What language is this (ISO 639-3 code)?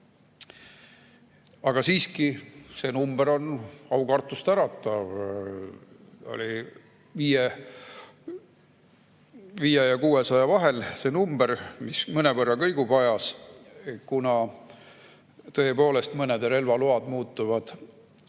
est